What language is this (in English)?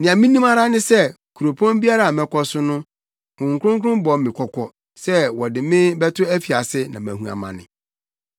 Akan